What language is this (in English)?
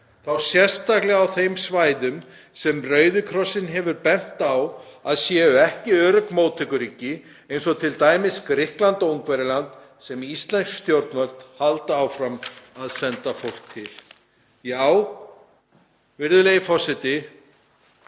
Icelandic